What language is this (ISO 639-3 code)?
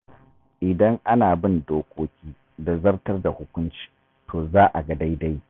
hau